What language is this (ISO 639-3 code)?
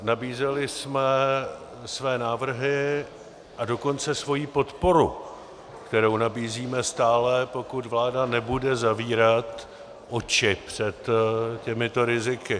ces